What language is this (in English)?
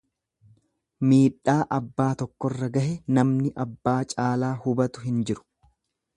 Oromo